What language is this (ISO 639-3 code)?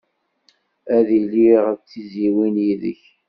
kab